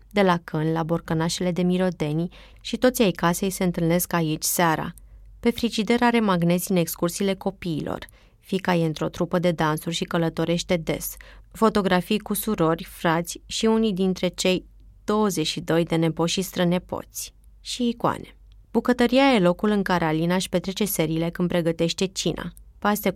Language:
Romanian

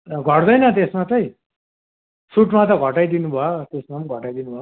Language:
Nepali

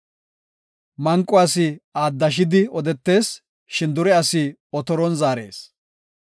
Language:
Gofa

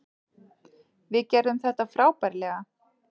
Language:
Icelandic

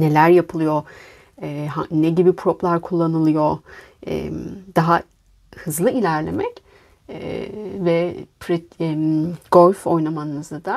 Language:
Turkish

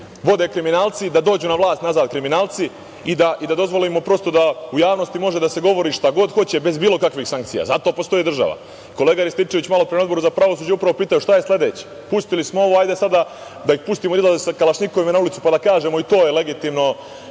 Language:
Serbian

